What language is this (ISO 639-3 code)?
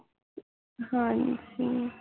pan